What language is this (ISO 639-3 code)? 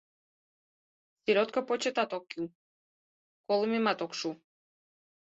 chm